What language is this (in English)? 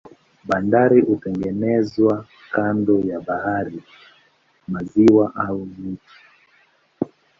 Swahili